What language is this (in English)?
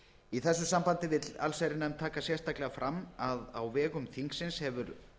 Icelandic